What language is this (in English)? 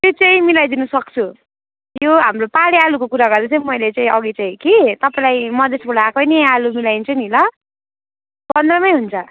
Nepali